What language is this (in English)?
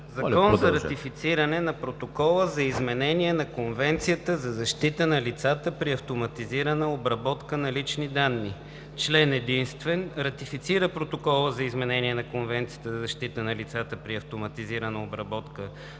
Bulgarian